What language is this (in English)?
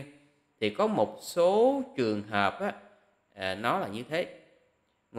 Vietnamese